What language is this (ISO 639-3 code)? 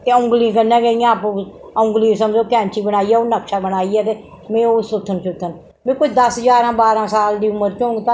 doi